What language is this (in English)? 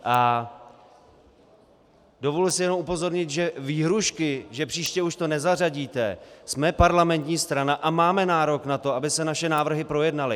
Czech